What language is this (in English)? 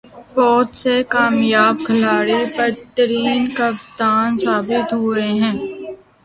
Urdu